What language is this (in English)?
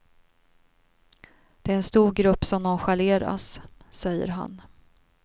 Swedish